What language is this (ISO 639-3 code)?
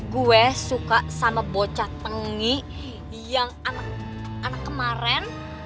ind